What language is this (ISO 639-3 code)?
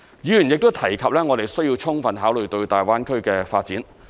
yue